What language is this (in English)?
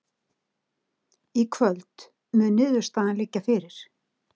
Icelandic